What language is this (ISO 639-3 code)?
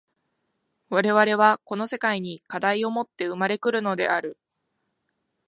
jpn